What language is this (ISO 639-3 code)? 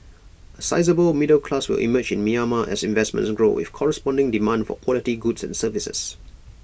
eng